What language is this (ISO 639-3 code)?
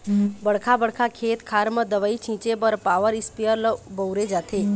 hne